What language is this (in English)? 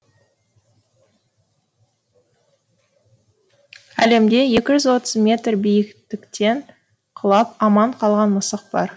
Kazakh